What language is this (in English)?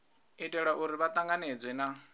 Venda